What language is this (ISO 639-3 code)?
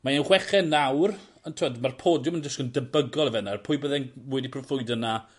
cym